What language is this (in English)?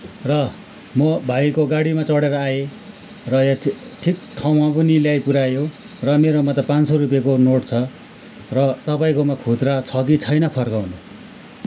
Nepali